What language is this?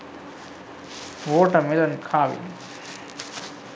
Sinhala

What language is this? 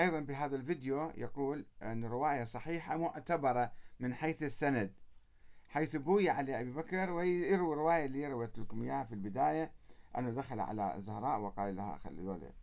Arabic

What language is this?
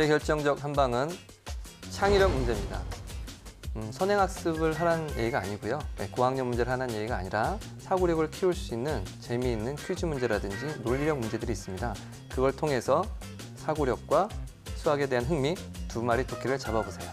Korean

